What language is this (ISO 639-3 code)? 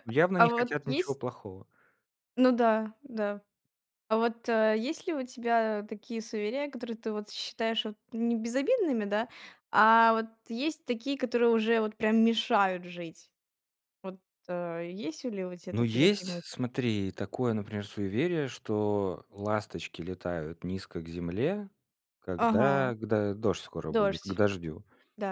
rus